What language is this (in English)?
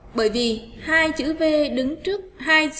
Vietnamese